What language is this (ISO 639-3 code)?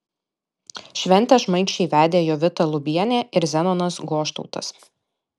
lit